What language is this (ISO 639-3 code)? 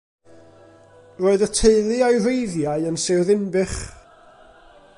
cym